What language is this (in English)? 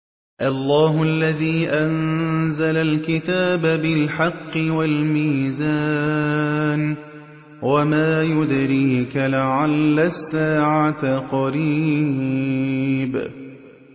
Arabic